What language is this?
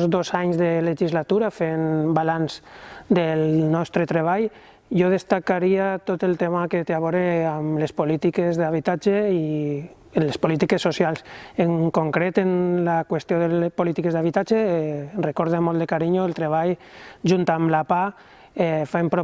Catalan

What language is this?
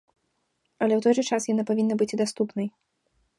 Belarusian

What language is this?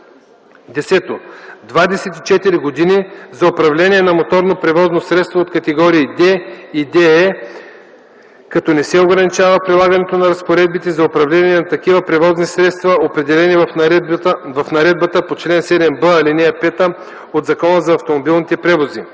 Bulgarian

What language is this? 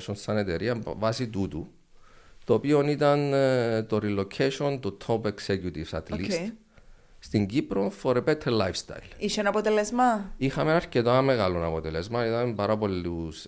Greek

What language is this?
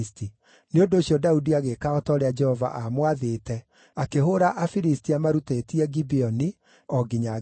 Kikuyu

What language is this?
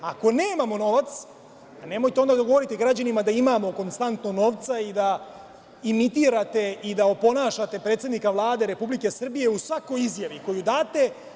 Serbian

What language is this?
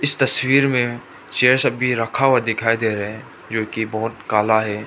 Hindi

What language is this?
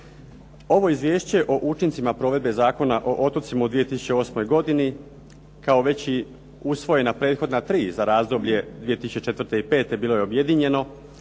Croatian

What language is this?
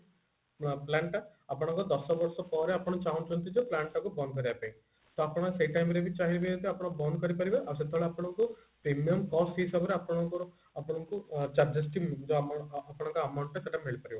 Odia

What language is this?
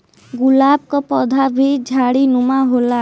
Bhojpuri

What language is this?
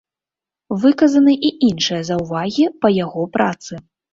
Belarusian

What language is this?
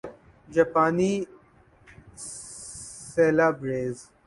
Urdu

